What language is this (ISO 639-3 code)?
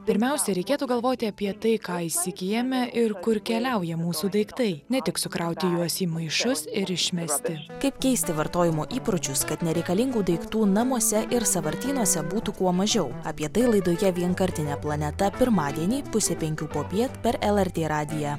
lit